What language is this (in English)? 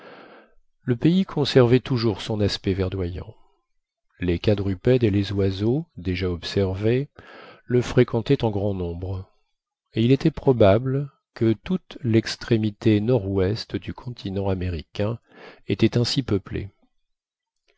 French